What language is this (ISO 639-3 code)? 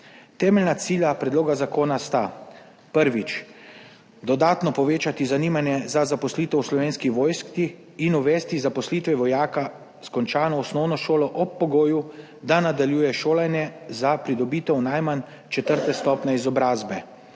slv